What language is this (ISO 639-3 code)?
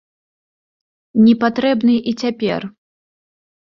bel